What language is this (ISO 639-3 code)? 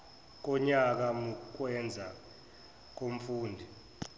zul